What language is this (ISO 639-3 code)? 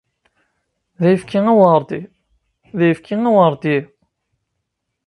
kab